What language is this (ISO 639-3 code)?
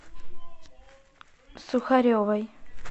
rus